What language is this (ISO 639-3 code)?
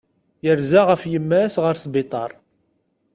kab